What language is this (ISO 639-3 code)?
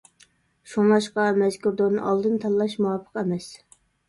uig